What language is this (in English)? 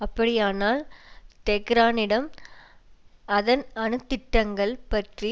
Tamil